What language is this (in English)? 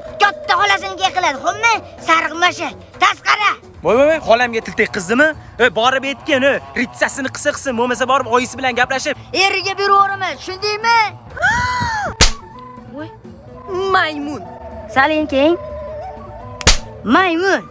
Turkish